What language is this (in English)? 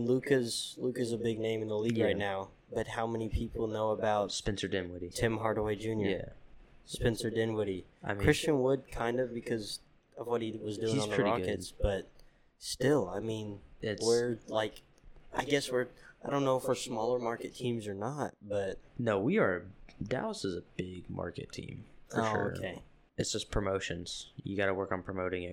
English